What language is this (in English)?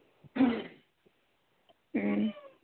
Manipuri